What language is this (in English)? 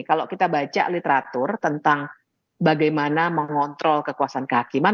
Indonesian